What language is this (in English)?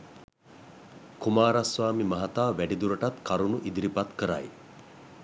Sinhala